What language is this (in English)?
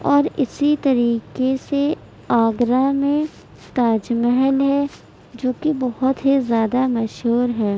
Urdu